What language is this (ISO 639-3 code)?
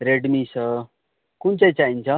nep